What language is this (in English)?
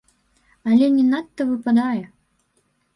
Belarusian